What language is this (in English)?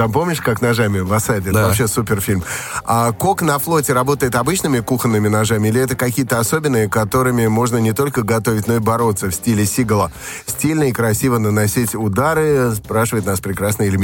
Russian